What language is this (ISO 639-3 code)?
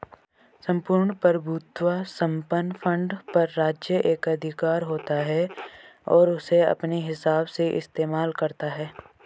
hin